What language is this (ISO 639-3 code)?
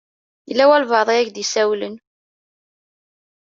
kab